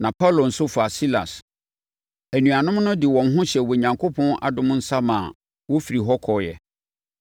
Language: Akan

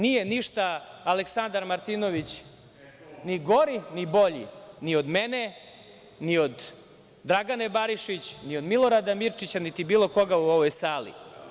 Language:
Serbian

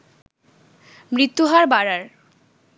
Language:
Bangla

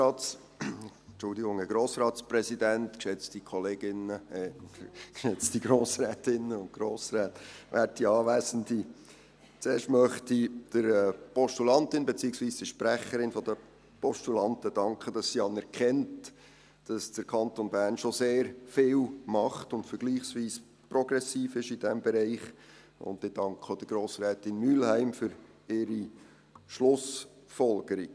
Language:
Swiss German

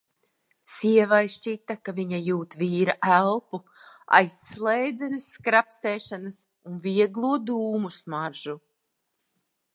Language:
Latvian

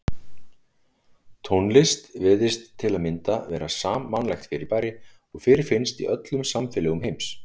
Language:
Icelandic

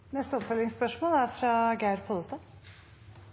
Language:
Norwegian Nynorsk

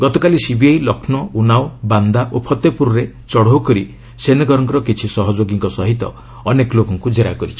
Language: Odia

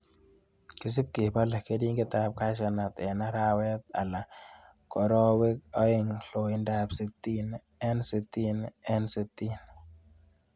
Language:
Kalenjin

